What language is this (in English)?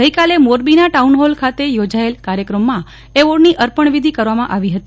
Gujarati